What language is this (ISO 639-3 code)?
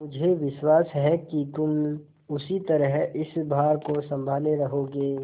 hin